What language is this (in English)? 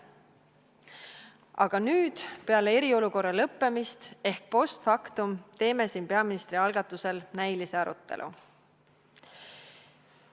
Estonian